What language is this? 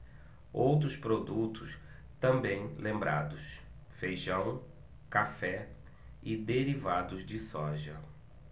Portuguese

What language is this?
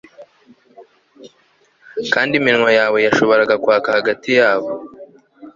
Kinyarwanda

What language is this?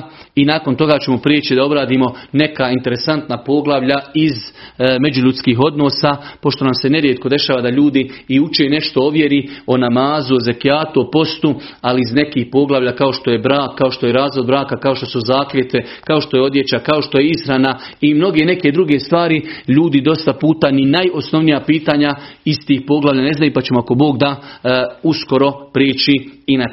Croatian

